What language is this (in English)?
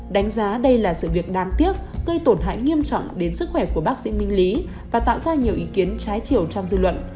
Vietnamese